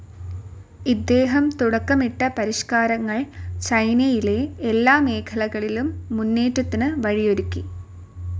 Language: Malayalam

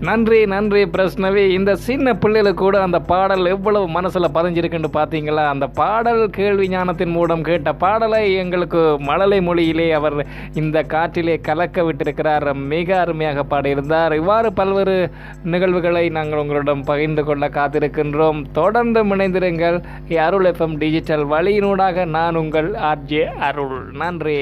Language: Tamil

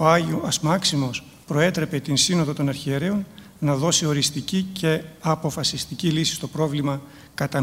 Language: Greek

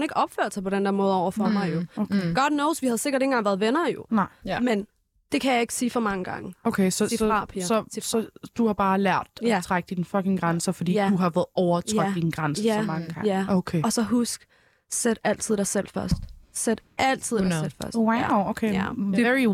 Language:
Danish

